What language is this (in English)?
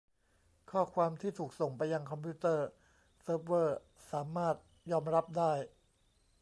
Thai